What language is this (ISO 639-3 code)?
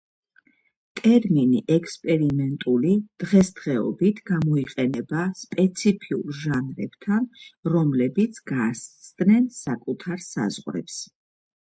kat